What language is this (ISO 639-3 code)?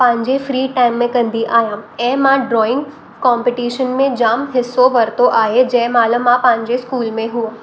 snd